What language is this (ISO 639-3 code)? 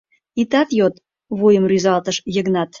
chm